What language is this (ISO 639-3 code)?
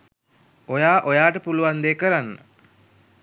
sin